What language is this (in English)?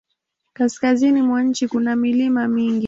Swahili